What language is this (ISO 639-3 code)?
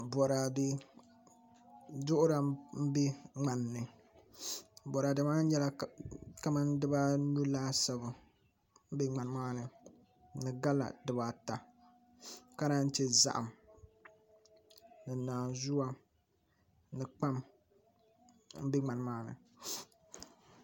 dag